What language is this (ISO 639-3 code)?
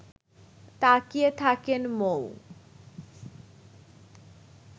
ben